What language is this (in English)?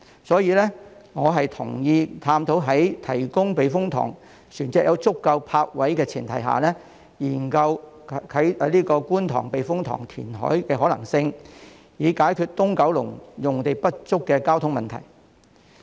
Cantonese